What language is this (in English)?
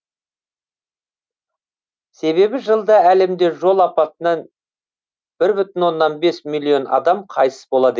Kazakh